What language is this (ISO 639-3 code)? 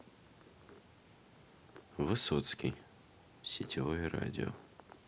rus